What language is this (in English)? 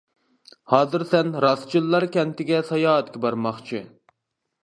Uyghur